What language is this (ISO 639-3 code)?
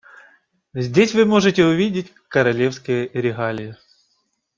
rus